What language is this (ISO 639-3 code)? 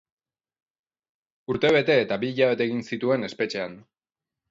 eus